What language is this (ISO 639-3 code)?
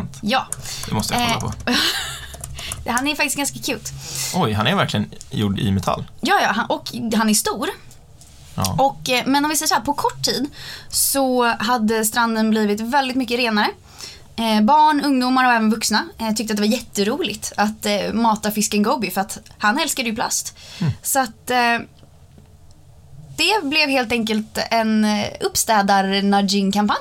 swe